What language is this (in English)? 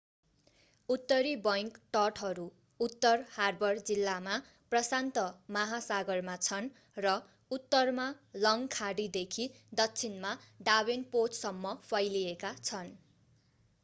Nepali